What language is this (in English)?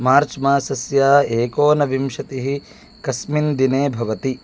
Sanskrit